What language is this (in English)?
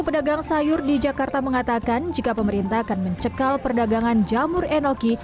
Indonesian